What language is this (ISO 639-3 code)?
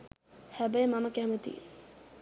sin